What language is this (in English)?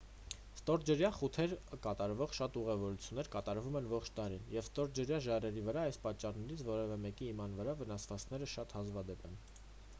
Armenian